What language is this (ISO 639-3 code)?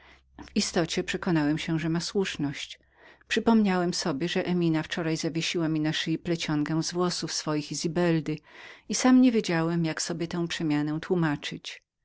pol